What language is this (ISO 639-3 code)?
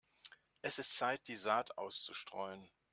deu